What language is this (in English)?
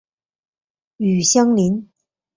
Chinese